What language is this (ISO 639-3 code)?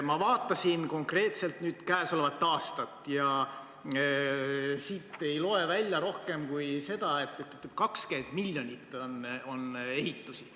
est